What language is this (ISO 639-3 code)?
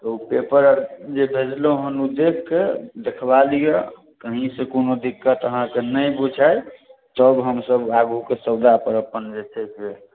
mai